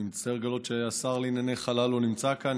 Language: Hebrew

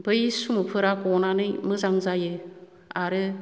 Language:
Bodo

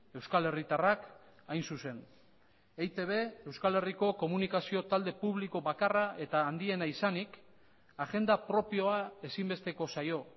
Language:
Basque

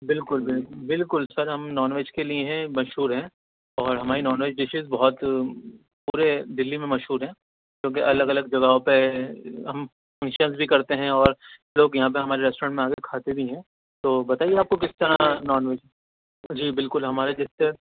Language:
Urdu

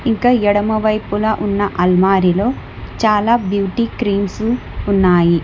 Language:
Telugu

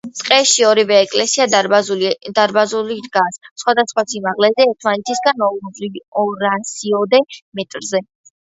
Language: Georgian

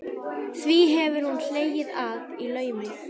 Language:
Icelandic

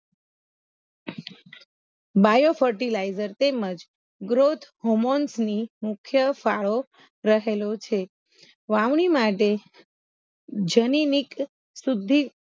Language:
Gujarati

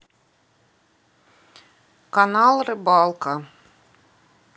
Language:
Russian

